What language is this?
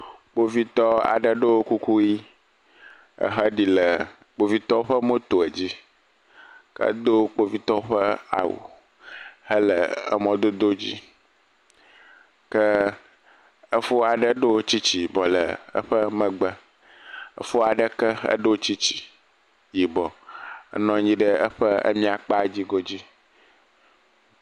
Ewe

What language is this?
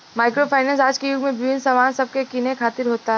Bhojpuri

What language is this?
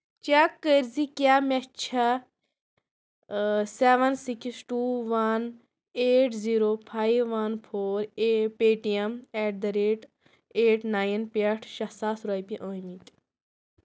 Kashmiri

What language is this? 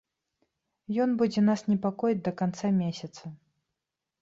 Belarusian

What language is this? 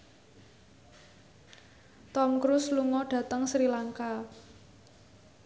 Javanese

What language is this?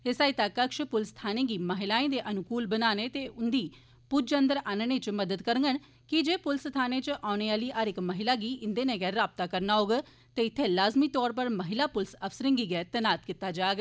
Dogri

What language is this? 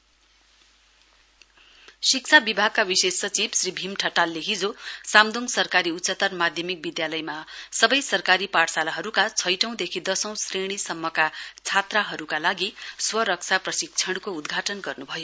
Nepali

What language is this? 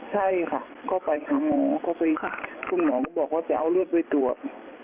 Thai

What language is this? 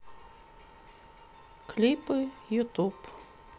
Russian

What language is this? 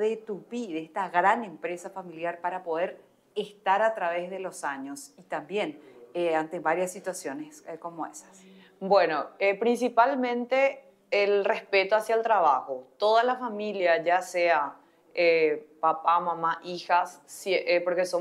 Spanish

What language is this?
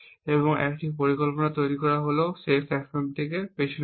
Bangla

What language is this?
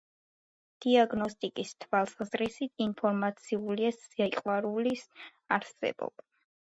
Georgian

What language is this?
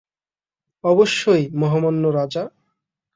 Bangla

